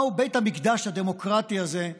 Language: Hebrew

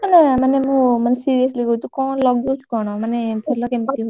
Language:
Odia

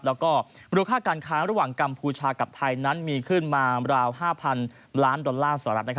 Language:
Thai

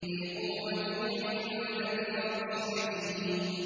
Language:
Arabic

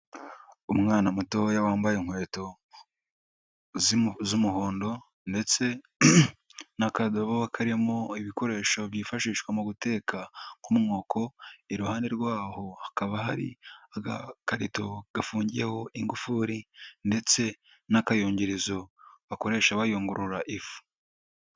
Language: Kinyarwanda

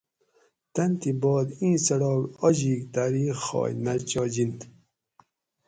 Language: Gawri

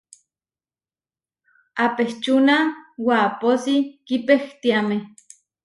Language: Huarijio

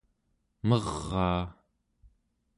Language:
Central Yupik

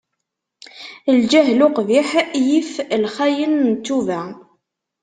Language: Kabyle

